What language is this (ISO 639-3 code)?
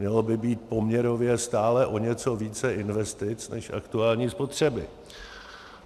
ces